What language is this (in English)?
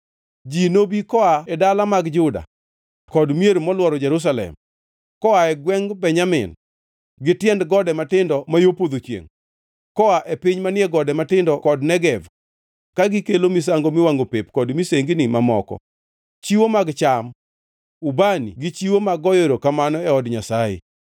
Luo (Kenya and Tanzania)